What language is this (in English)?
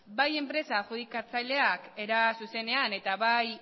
Basque